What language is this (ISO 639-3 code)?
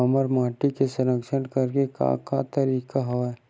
hne